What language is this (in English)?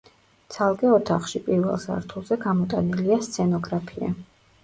Georgian